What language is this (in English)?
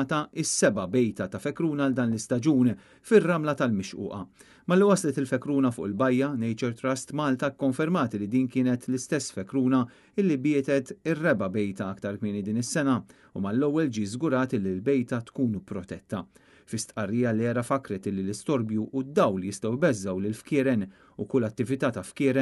Arabic